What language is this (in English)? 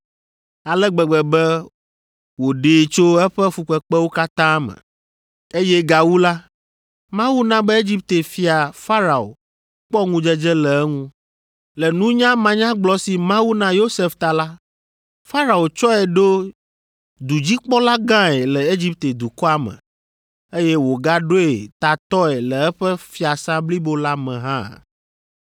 Ewe